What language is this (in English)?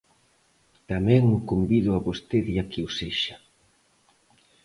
Galician